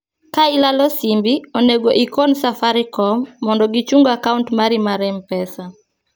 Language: Luo (Kenya and Tanzania)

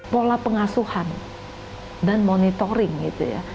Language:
Indonesian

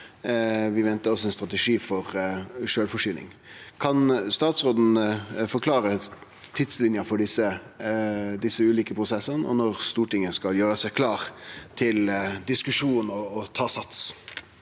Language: Norwegian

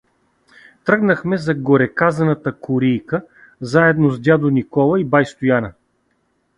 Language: Bulgarian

